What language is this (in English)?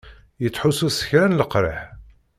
Kabyle